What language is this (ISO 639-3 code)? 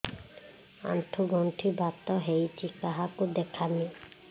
ori